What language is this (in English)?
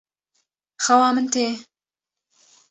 Kurdish